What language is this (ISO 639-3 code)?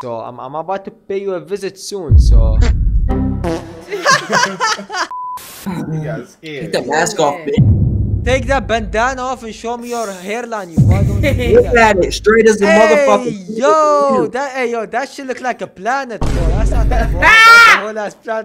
eng